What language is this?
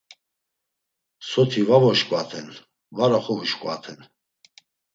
Laz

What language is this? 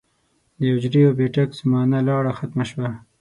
Pashto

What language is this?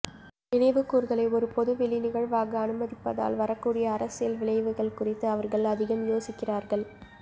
Tamil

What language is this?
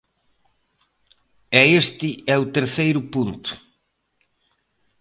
Galician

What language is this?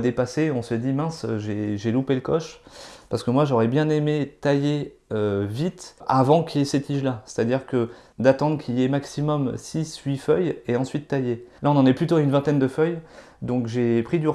French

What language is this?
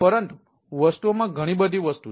Gujarati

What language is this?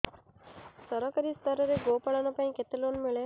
Odia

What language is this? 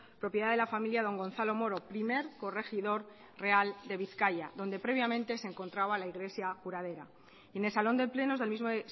Spanish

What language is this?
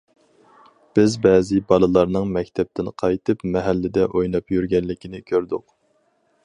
Uyghur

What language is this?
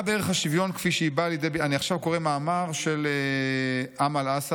Hebrew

